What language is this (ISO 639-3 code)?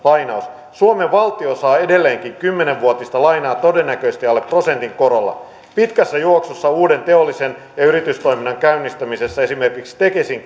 fin